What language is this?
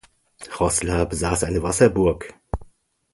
German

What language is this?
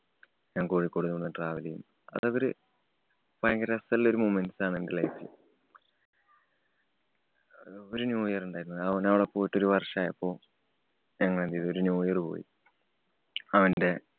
Malayalam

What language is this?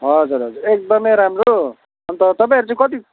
Nepali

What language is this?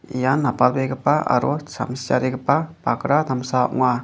Garo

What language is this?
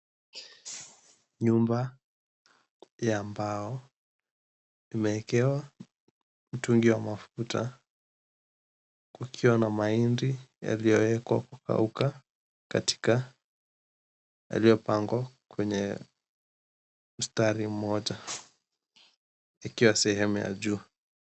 Swahili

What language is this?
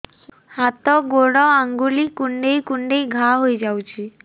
Odia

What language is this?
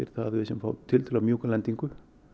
Icelandic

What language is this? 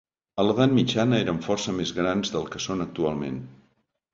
Catalan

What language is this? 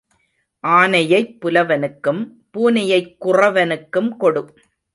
Tamil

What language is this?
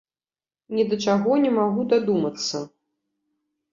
Belarusian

